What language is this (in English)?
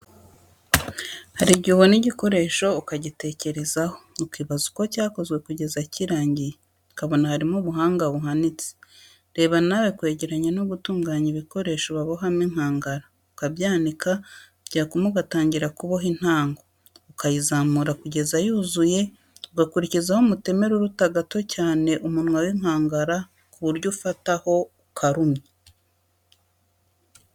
Kinyarwanda